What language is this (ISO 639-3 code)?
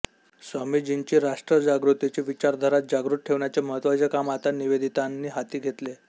mar